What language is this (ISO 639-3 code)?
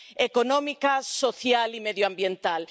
spa